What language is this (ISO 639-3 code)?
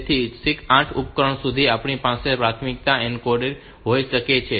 guj